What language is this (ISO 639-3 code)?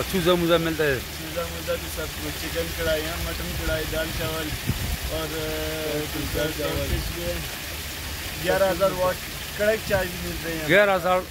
ara